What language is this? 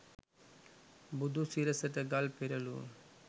Sinhala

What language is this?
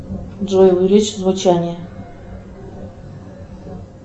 Russian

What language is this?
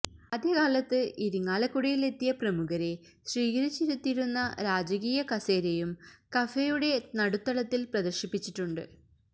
Malayalam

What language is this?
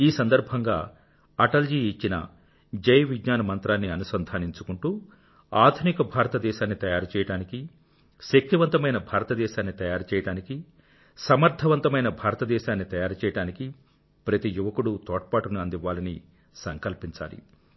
Telugu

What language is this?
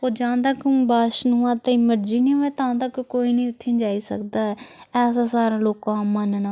Dogri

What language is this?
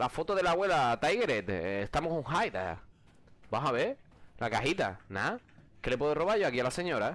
Spanish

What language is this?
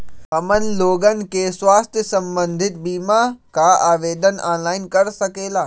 Magahi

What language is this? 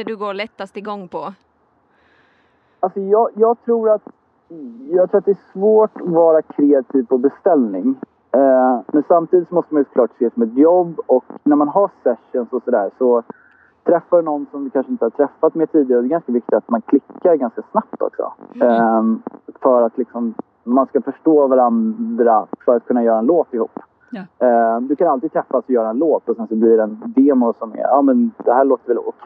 Swedish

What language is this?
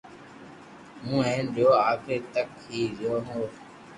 Loarki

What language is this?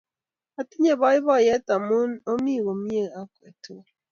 Kalenjin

